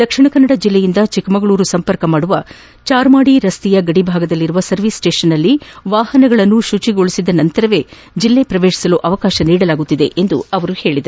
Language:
Kannada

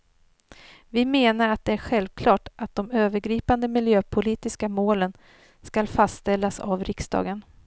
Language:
Swedish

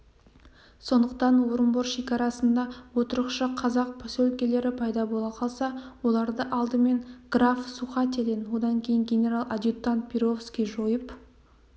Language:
Kazakh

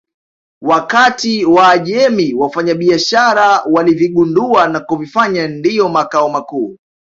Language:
Swahili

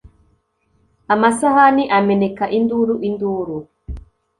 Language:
Kinyarwanda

